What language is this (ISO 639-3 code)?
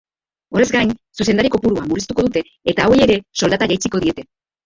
eus